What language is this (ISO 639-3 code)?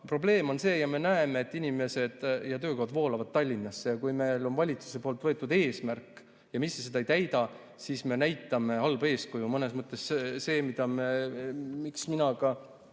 est